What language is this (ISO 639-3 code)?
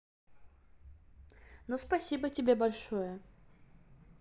rus